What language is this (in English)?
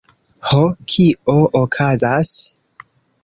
Esperanto